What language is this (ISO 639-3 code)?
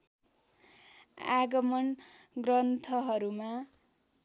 nep